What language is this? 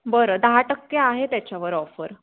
Marathi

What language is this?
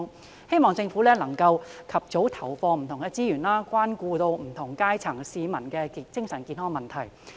Cantonese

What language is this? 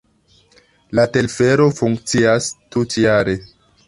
Esperanto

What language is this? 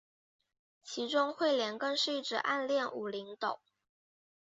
Chinese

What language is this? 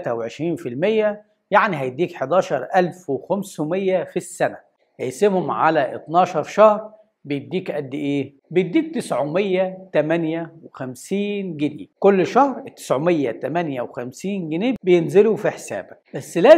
Arabic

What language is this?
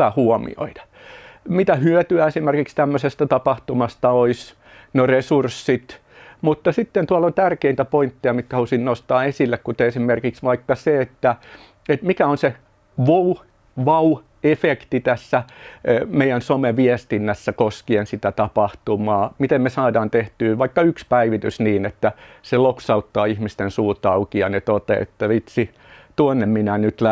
Finnish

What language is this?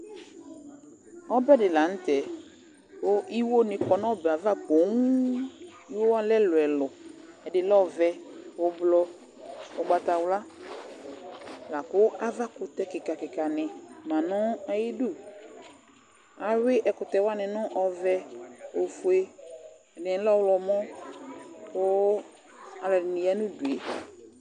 Ikposo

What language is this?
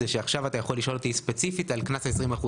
Hebrew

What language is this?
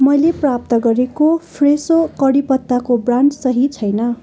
Nepali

